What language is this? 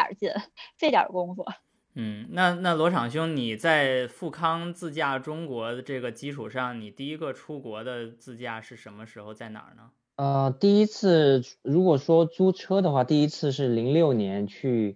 Chinese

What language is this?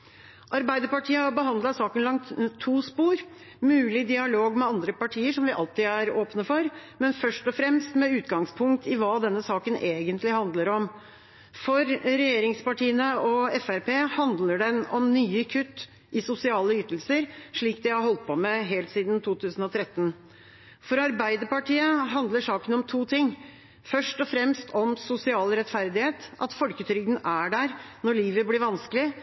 Norwegian Bokmål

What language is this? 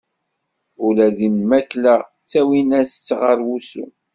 Kabyle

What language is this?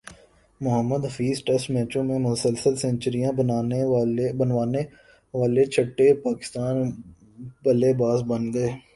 Urdu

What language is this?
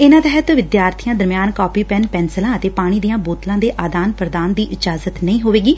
Punjabi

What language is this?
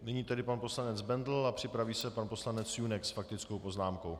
Czech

